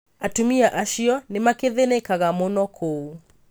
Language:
Kikuyu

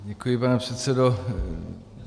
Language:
Czech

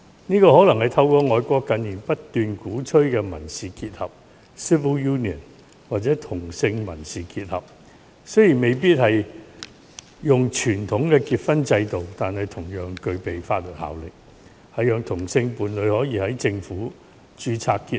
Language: Cantonese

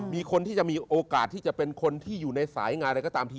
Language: Thai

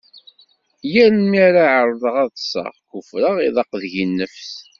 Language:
Kabyle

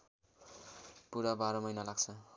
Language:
Nepali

